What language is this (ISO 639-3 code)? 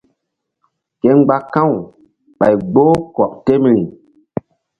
mdd